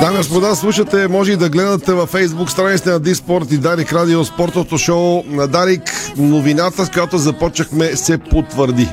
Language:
Bulgarian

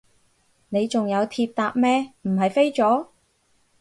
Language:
Cantonese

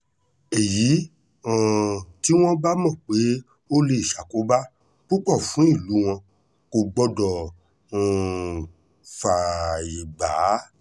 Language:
Yoruba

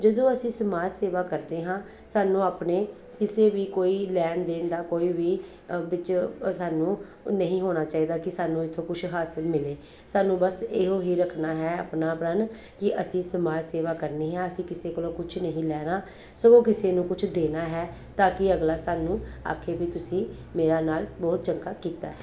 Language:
Punjabi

